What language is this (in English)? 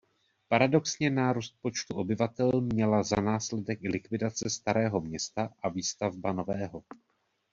Czech